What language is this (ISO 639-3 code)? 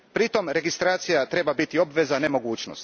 hrv